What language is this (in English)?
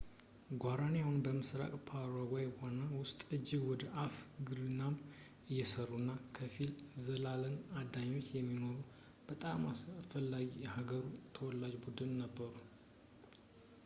Amharic